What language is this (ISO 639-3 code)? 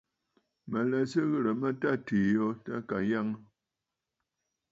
bfd